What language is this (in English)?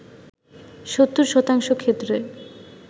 Bangla